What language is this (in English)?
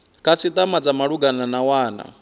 Venda